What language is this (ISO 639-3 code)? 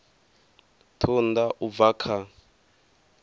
ven